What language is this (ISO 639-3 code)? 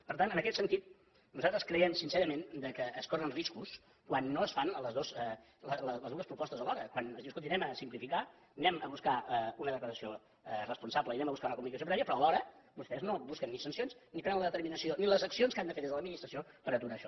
cat